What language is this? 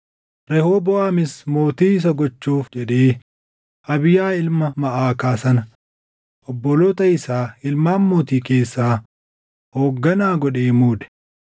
Oromo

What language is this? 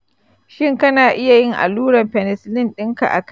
Hausa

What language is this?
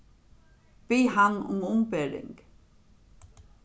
Faroese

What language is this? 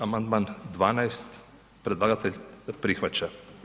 Croatian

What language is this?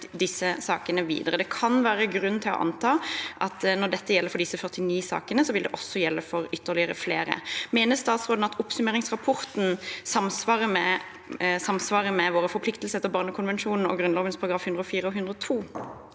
Norwegian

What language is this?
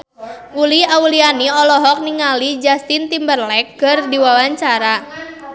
Sundanese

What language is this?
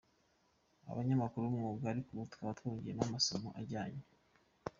Kinyarwanda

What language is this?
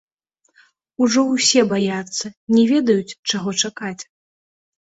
Belarusian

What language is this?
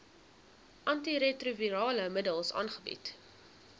Afrikaans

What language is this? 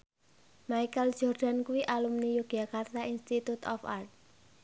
Javanese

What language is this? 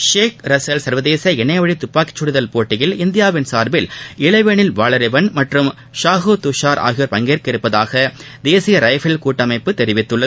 Tamil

